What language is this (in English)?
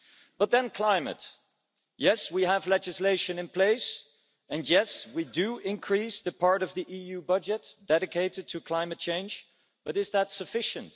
English